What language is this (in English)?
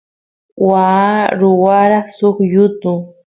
Santiago del Estero Quichua